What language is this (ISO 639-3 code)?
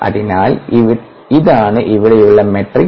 mal